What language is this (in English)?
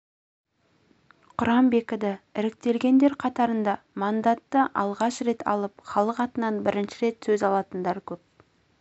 Kazakh